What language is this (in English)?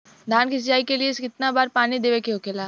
Bhojpuri